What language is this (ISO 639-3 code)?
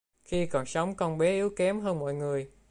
vie